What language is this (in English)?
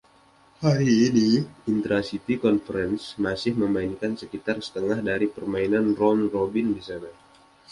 Indonesian